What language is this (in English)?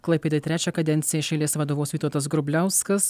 Lithuanian